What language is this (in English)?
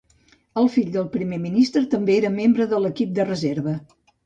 Catalan